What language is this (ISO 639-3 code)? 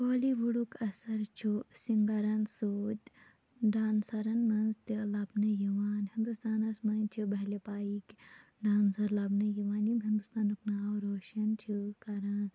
kas